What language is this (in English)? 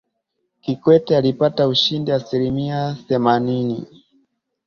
Swahili